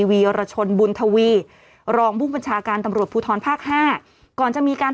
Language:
Thai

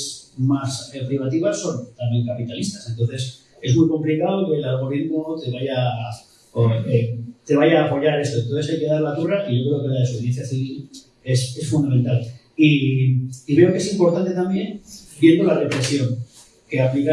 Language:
Spanish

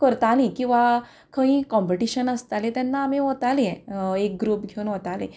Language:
Konkani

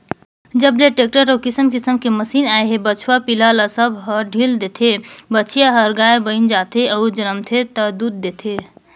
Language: Chhattisgarhi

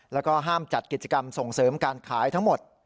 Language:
Thai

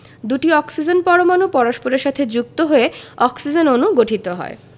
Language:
Bangla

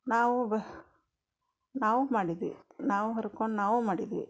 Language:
Kannada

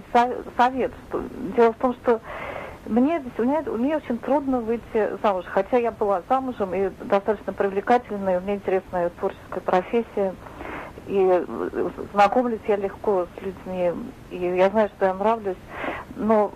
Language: Russian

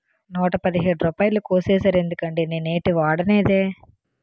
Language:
Telugu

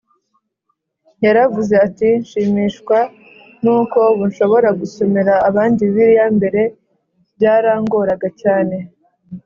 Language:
Kinyarwanda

